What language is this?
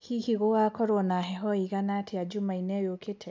Kikuyu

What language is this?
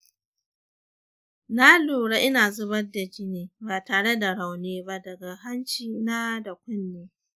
Hausa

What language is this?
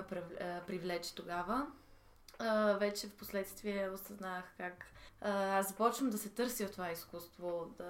Bulgarian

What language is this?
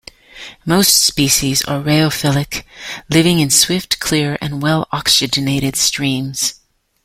English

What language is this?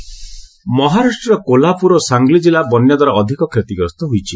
Odia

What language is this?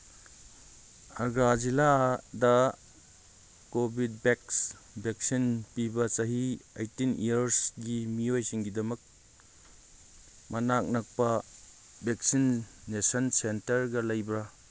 Manipuri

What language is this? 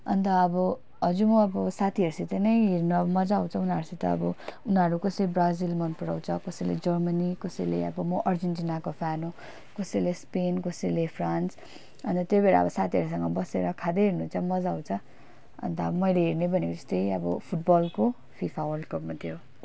Nepali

